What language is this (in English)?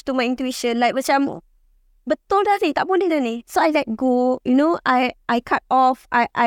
Malay